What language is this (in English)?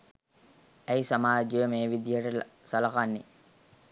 Sinhala